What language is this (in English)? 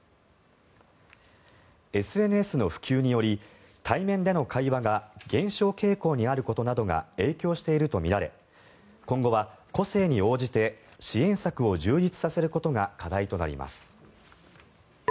Japanese